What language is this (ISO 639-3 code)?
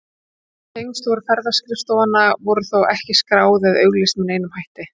isl